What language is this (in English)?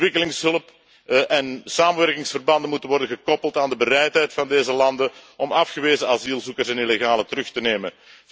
Dutch